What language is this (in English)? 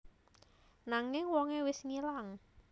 Javanese